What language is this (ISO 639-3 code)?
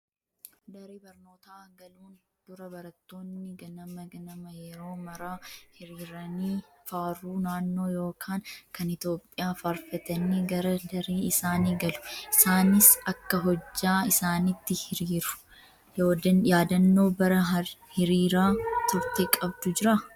orm